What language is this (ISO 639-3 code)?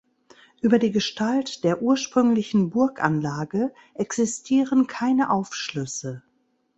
deu